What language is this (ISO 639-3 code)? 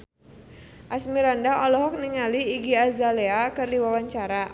sun